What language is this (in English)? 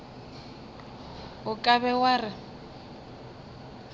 Northern Sotho